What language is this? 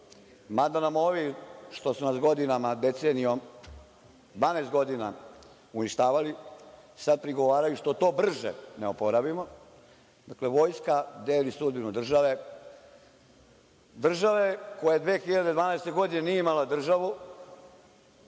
Serbian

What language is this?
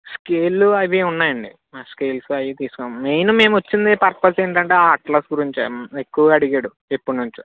Telugu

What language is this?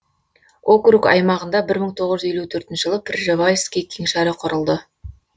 Kazakh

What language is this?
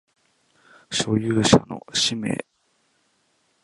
Japanese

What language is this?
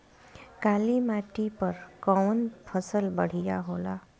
Bhojpuri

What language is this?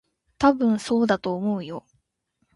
Japanese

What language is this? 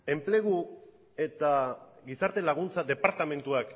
Basque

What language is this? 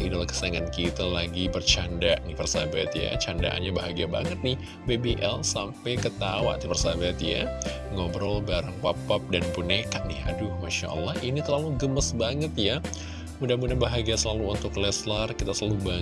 Indonesian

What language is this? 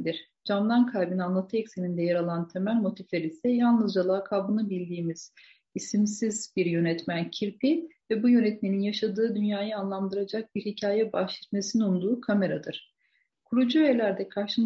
Turkish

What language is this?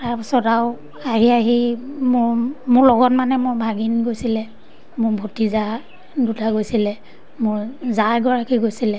Assamese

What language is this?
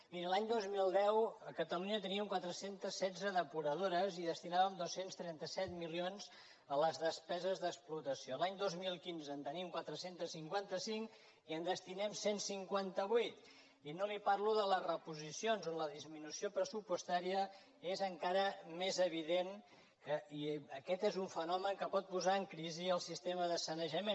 Catalan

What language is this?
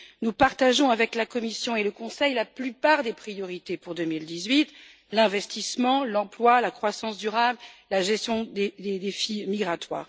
French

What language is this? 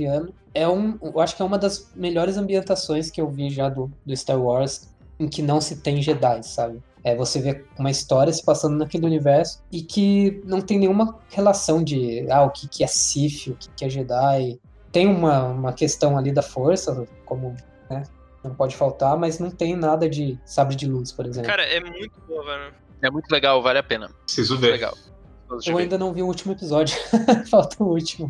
Portuguese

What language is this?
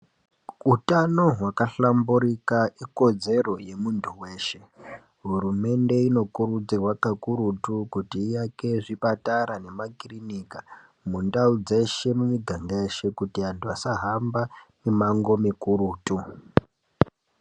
Ndau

